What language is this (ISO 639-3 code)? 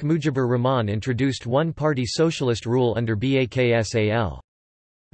eng